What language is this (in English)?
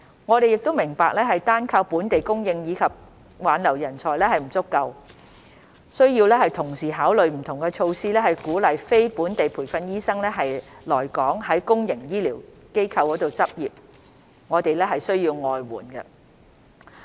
Cantonese